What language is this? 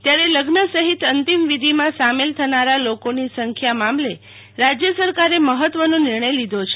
Gujarati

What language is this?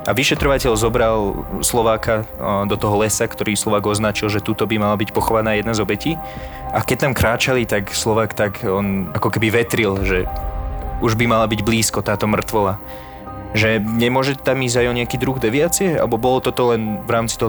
Slovak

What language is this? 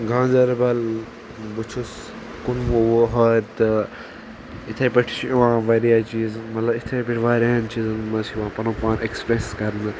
Kashmiri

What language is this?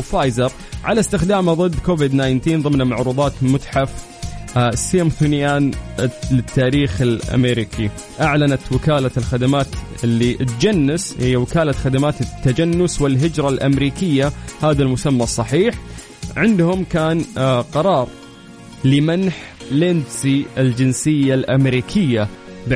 Arabic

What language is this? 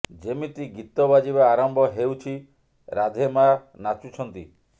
Odia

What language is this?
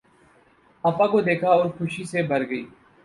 Urdu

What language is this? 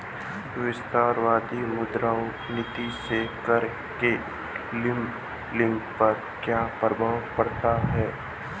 Hindi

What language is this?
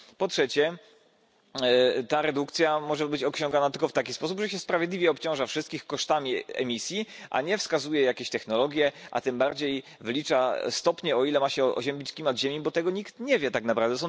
Polish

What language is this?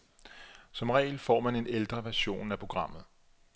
Danish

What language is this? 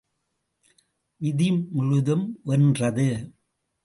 Tamil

